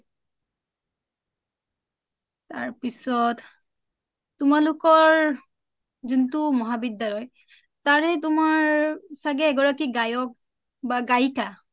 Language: Assamese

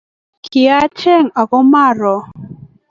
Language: Kalenjin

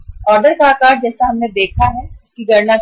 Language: Hindi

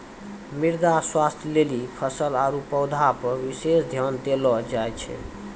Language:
Maithili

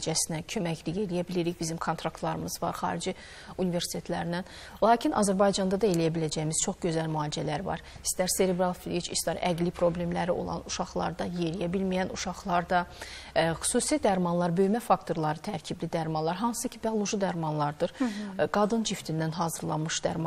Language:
Turkish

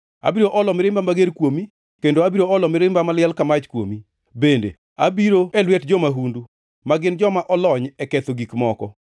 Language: Luo (Kenya and Tanzania)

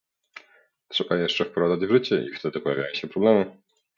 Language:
Polish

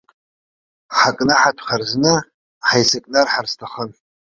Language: Abkhazian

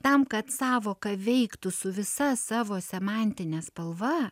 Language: Lithuanian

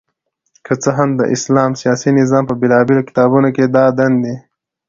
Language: Pashto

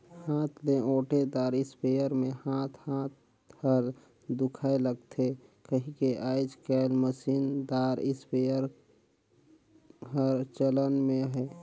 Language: Chhattisgarhi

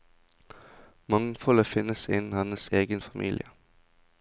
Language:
Norwegian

